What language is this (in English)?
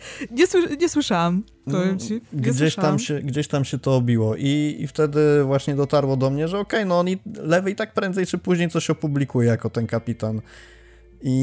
Polish